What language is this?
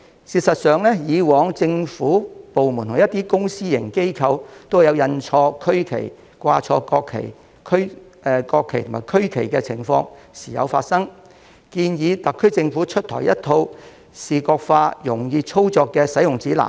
Cantonese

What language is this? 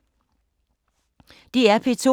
Danish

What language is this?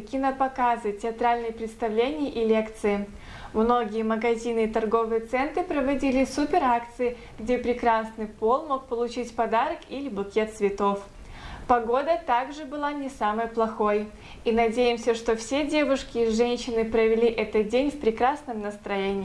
Russian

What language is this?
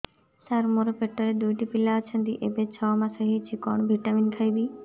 Odia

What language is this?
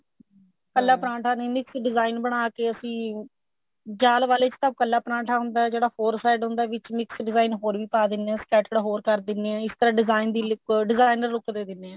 Punjabi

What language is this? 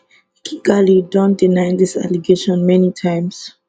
Nigerian Pidgin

